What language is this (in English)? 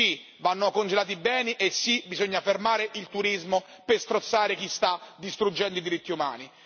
Italian